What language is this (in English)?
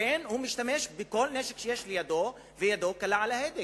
Hebrew